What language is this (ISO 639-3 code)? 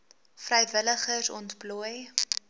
afr